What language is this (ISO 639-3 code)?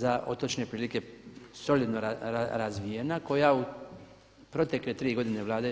hrv